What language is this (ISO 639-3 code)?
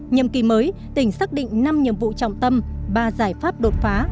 vie